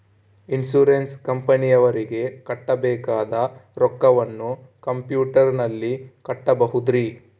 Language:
Kannada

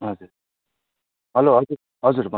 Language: Nepali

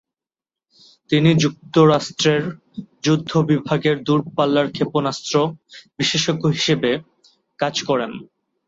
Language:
Bangla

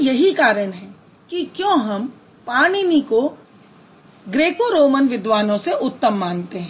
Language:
Hindi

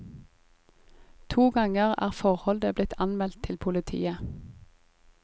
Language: Norwegian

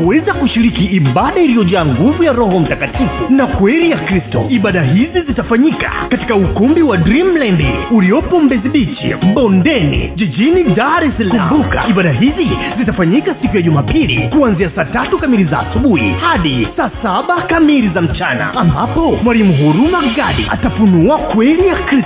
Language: Swahili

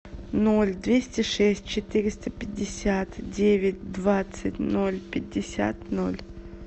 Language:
Russian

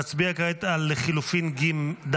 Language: Hebrew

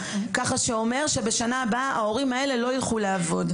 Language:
Hebrew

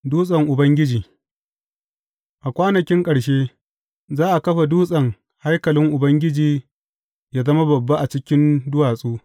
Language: Hausa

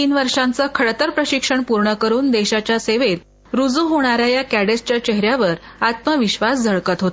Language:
Marathi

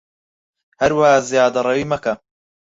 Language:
Central Kurdish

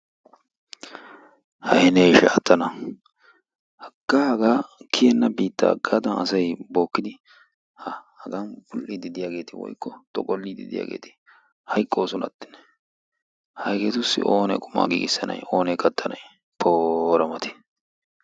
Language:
Wolaytta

